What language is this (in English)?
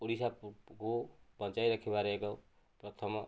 Odia